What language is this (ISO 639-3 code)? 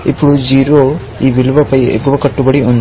tel